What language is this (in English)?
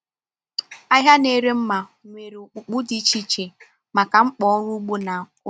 Igbo